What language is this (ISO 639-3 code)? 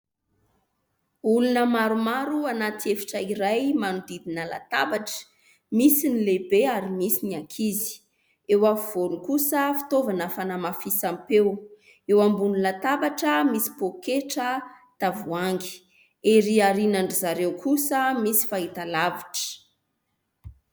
mlg